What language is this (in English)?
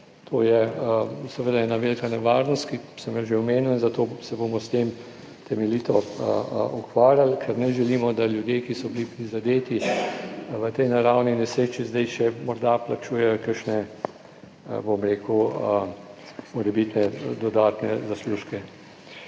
Slovenian